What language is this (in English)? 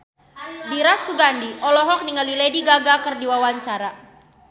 Sundanese